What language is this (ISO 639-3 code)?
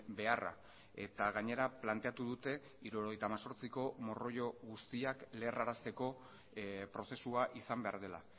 eus